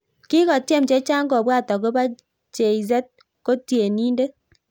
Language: Kalenjin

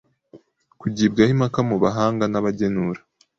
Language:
Kinyarwanda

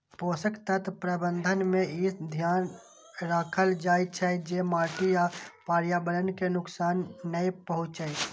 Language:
Maithili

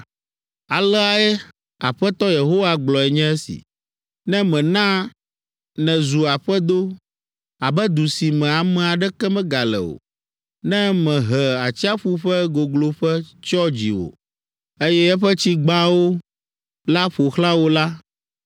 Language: Ewe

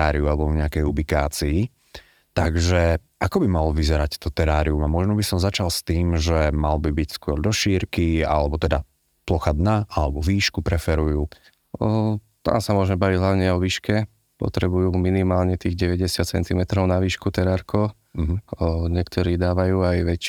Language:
Slovak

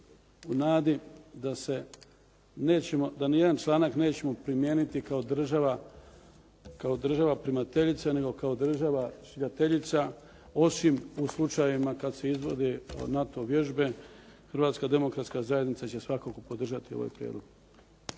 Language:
Croatian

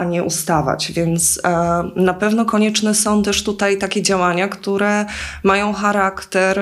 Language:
Polish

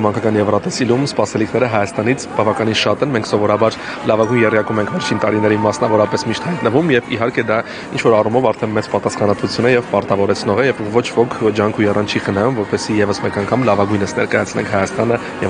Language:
Romanian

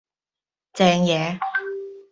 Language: Cantonese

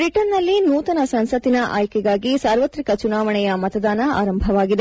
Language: Kannada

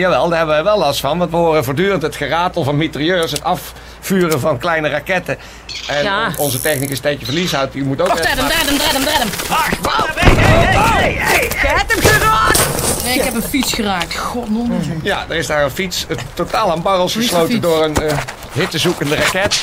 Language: Dutch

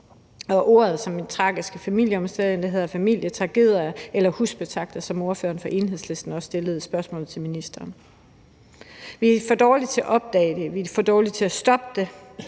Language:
Danish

